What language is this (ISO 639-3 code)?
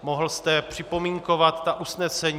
ces